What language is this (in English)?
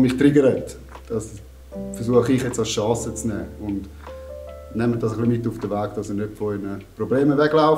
German